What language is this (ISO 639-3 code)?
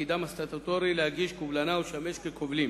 heb